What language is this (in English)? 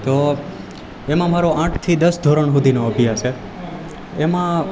Gujarati